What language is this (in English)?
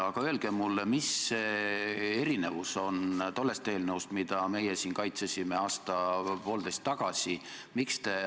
Estonian